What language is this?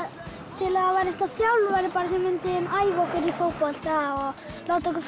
Icelandic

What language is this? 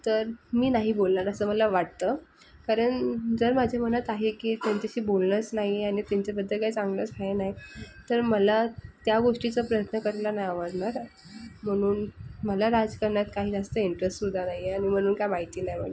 Marathi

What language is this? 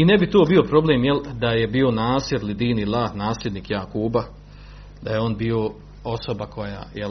Croatian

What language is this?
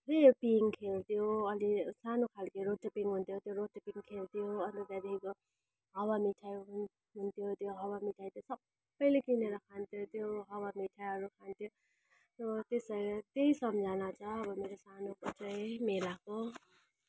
Nepali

